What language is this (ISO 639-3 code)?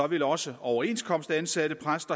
dan